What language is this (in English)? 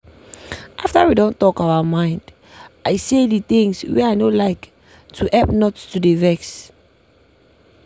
Nigerian Pidgin